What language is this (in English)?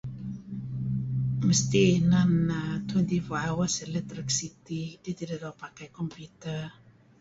Kelabit